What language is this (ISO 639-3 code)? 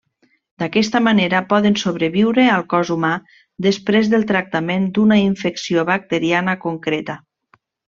cat